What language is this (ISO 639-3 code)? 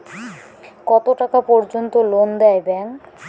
ben